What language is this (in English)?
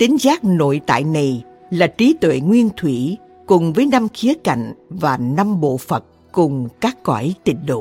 Vietnamese